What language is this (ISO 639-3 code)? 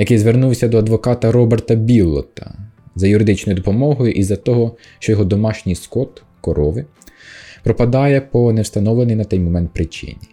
ukr